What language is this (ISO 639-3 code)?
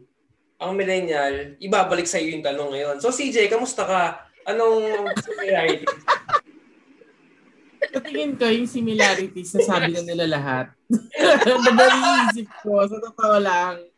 fil